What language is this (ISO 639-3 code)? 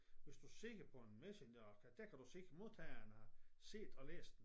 dan